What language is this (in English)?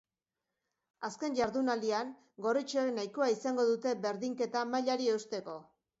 Basque